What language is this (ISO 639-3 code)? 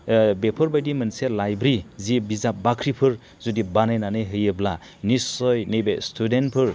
brx